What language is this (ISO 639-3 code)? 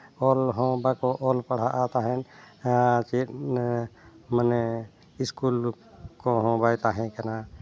sat